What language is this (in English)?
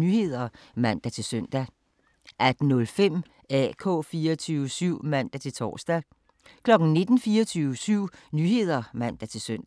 Danish